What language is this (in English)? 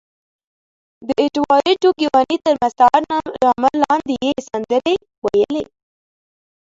Pashto